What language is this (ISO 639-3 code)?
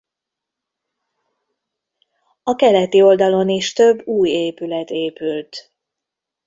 hun